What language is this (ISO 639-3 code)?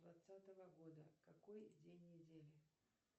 rus